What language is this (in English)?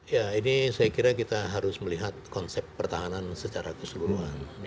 Indonesian